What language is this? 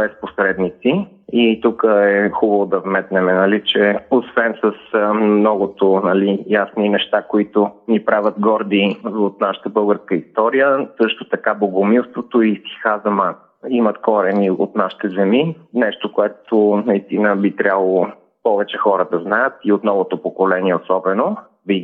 Bulgarian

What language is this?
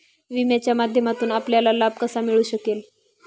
Marathi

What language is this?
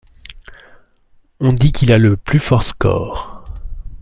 French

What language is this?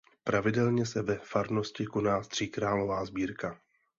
Czech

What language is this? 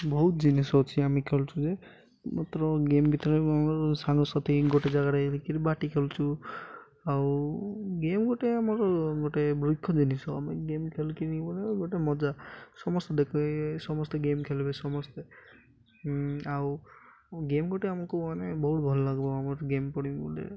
Odia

